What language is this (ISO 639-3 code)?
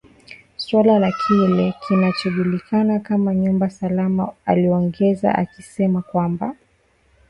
swa